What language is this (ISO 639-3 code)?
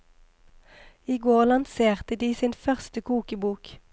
nor